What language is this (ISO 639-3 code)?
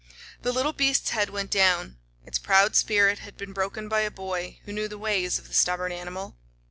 eng